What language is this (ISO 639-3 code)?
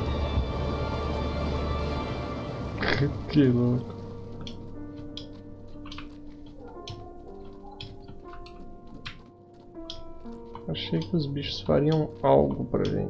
por